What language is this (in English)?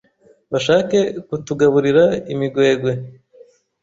Kinyarwanda